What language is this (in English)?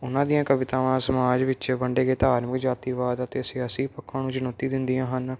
Punjabi